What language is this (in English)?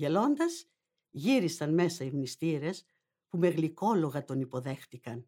Greek